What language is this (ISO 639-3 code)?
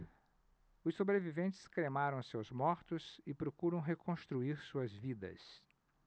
por